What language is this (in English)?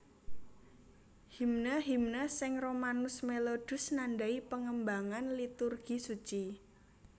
Javanese